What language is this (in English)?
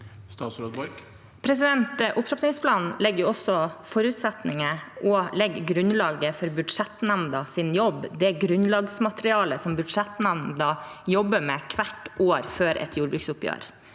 Norwegian